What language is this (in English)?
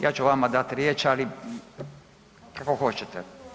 Croatian